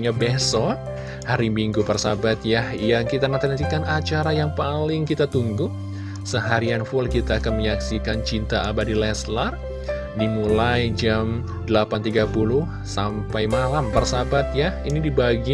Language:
Indonesian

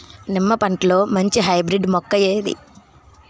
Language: Telugu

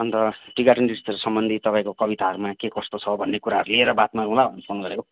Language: Nepali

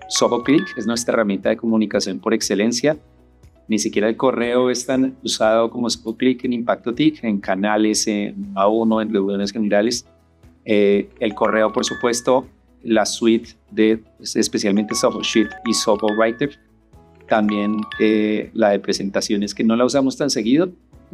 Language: Spanish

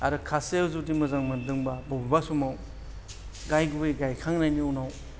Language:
Bodo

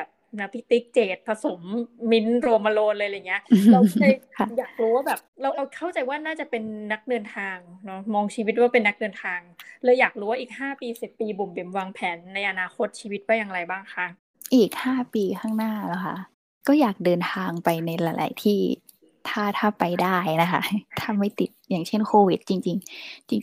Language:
Thai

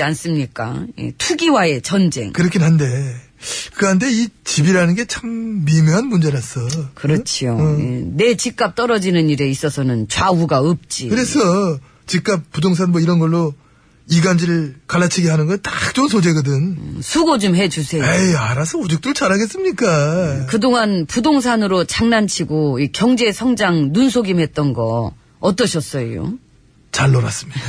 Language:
Korean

